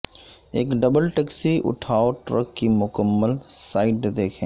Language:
Urdu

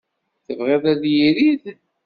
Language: Kabyle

